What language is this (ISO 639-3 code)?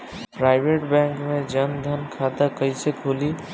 bho